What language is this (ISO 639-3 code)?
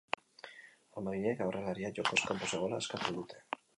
eus